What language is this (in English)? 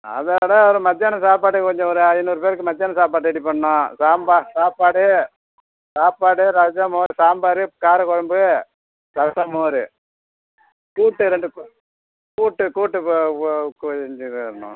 Tamil